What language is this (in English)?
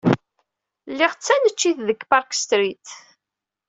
Kabyle